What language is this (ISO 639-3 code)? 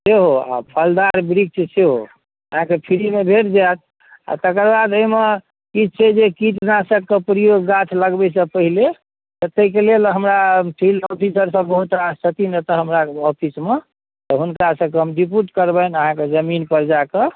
mai